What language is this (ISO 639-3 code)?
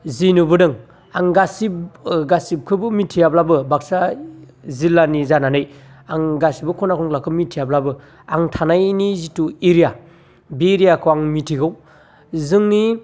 brx